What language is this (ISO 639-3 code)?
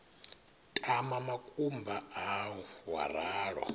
ven